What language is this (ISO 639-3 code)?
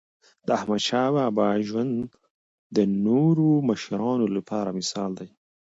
pus